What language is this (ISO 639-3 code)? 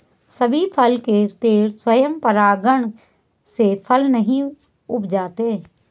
hin